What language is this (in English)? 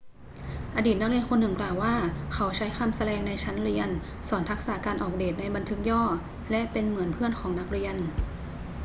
Thai